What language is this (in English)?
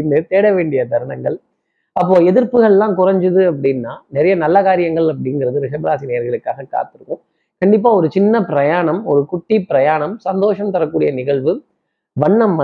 Tamil